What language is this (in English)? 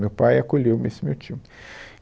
Portuguese